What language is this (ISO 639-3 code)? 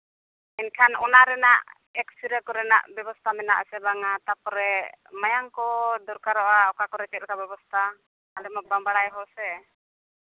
sat